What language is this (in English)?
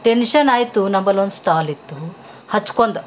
Kannada